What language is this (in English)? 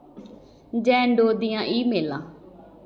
Dogri